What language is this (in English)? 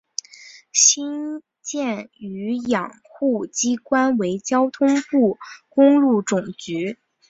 Chinese